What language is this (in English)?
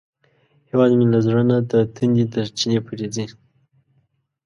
Pashto